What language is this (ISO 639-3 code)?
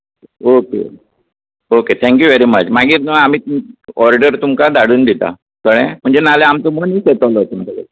kok